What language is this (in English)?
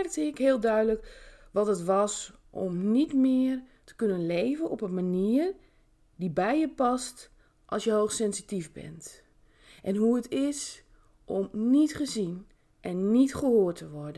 Dutch